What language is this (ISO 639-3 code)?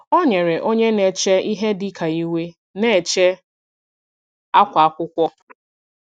ibo